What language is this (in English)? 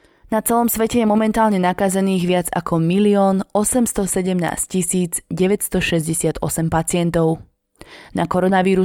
Slovak